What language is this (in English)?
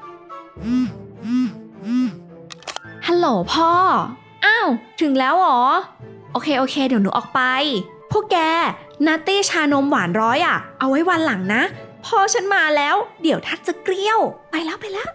Thai